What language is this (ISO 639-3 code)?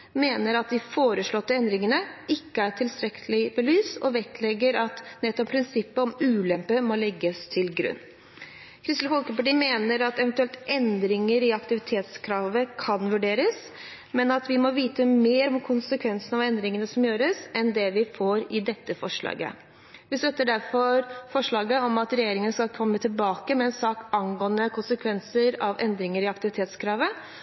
nob